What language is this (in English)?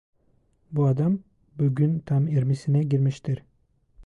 Turkish